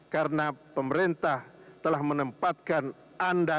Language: Indonesian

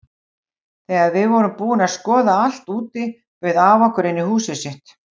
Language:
Icelandic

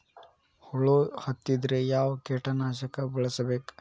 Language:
Kannada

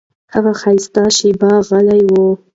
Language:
Pashto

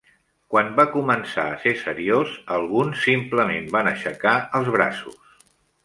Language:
Catalan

